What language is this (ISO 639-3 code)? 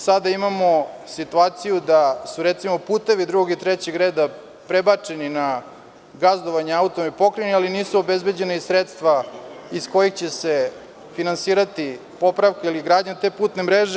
srp